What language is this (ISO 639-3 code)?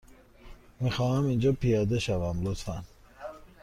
fas